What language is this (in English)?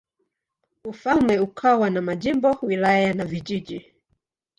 Swahili